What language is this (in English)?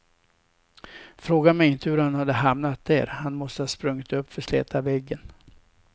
Swedish